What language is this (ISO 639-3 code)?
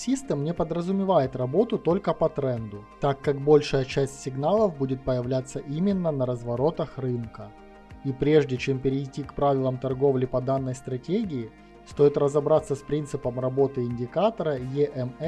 rus